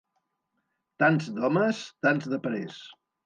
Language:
Catalan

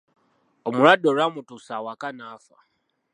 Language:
Ganda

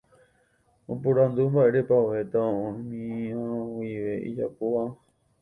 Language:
Guarani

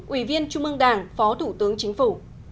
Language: Vietnamese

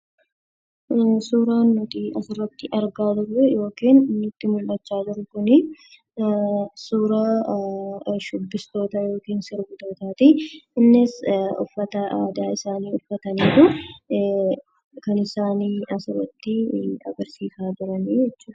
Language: Oromo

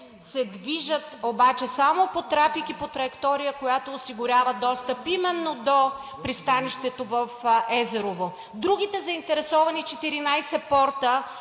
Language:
Bulgarian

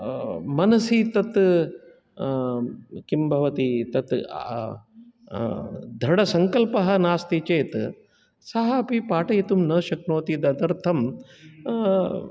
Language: Sanskrit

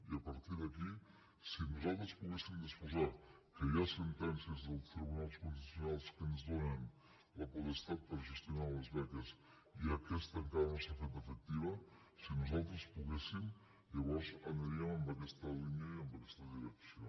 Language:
Catalan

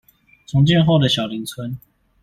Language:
Chinese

